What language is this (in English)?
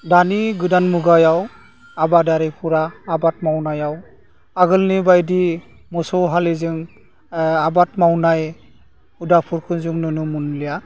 Bodo